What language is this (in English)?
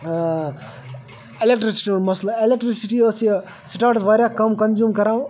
Kashmiri